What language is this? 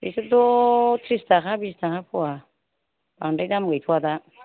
Bodo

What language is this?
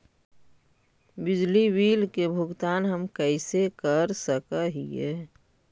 Magahi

